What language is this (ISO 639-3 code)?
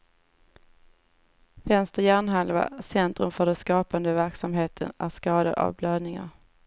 swe